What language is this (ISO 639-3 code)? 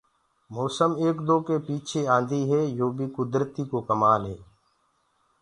ggg